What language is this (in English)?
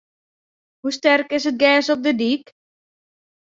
Western Frisian